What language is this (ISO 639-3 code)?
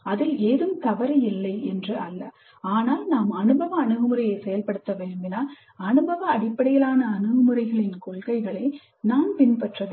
tam